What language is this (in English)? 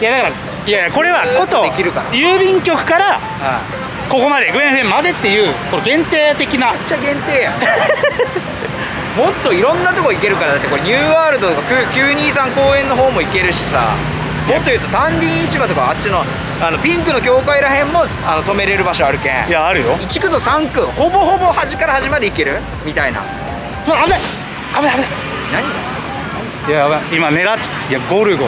Japanese